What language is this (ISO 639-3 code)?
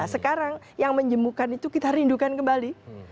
ind